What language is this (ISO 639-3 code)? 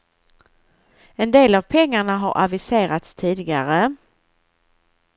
swe